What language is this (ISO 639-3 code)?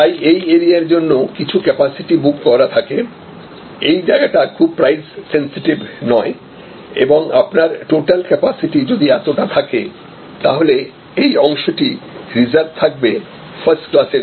ben